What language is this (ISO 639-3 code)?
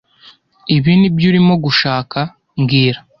kin